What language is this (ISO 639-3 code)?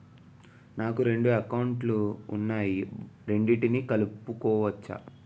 tel